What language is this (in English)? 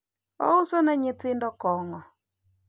Luo (Kenya and Tanzania)